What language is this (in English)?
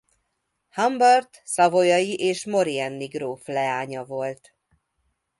Hungarian